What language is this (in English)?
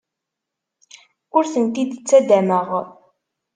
Kabyle